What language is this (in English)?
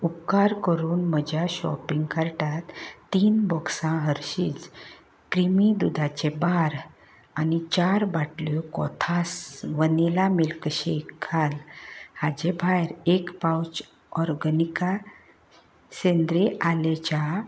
Konkani